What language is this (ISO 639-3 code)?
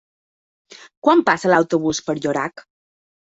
cat